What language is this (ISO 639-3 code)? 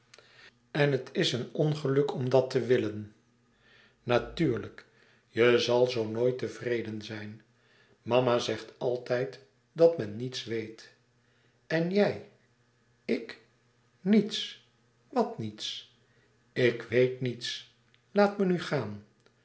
nld